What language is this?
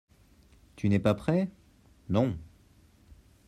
French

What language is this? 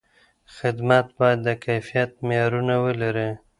Pashto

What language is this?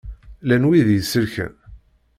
Kabyle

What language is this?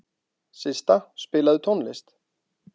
Icelandic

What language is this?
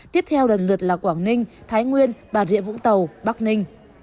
Vietnamese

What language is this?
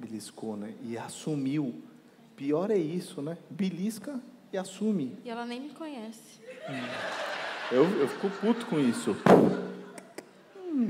Portuguese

